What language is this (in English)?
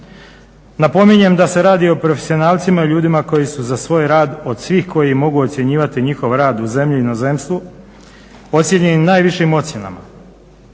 Croatian